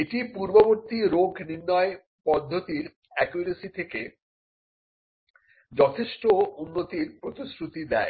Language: Bangla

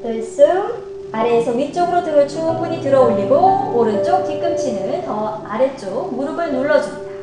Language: Korean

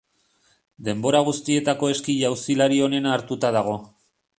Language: Basque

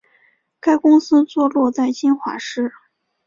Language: Chinese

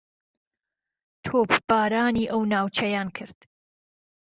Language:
Central Kurdish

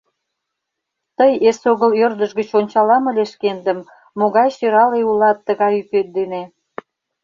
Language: Mari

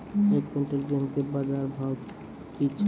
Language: Maithili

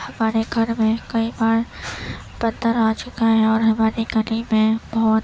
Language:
Urdu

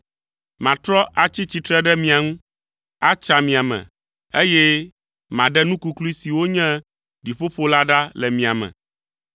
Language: Ewe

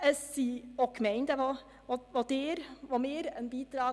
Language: Swiss German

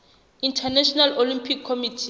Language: Southern Sotho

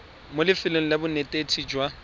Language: Tswana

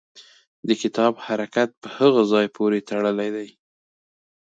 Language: Pashto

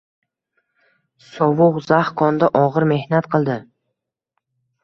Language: Uzbek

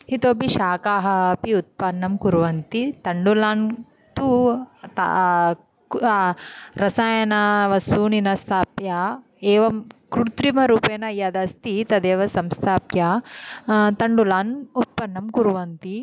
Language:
Sanskrit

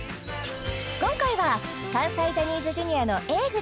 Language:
Japanese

